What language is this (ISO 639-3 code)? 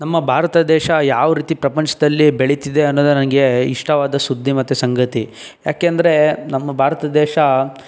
kan